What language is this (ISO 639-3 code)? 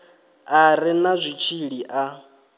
ven